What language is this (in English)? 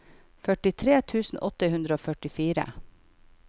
Norwegian